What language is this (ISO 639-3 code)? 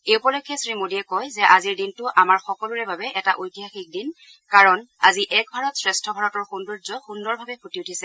asm